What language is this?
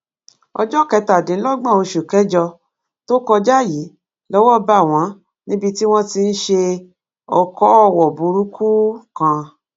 Yoruba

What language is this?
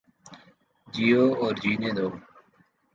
Urdu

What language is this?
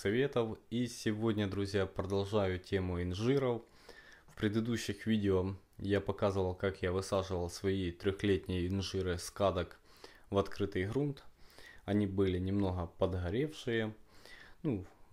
Russian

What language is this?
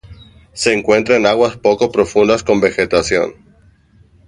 Spanish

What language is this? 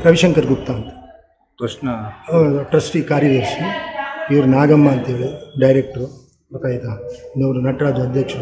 Indonesian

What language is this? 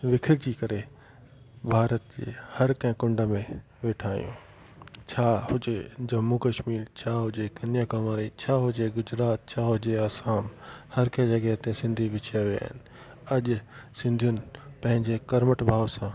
Sindhi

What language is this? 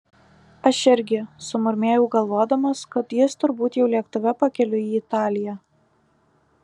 Lithuanian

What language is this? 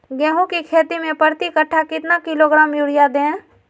Magahi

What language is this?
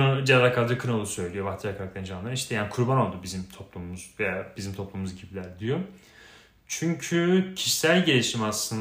Turkish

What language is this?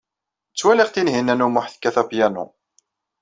Kabyle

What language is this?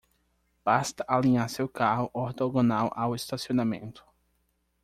Portuguese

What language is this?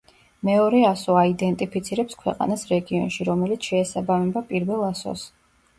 Georgian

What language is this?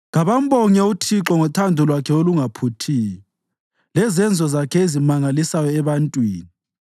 North Ndebele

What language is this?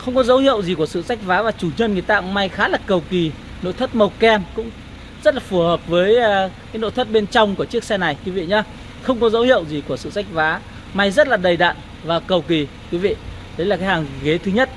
Vietnamese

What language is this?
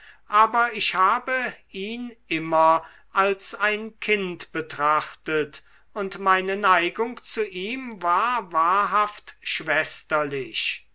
German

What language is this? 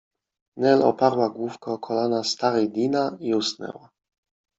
Polish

